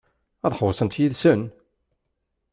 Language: Kabyle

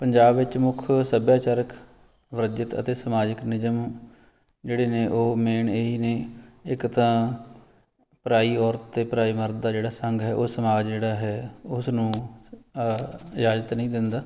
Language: Punjabi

